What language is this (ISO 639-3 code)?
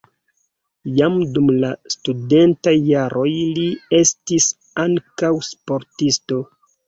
epo